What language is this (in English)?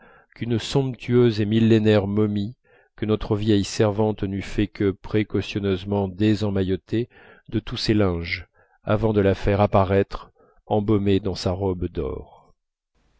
French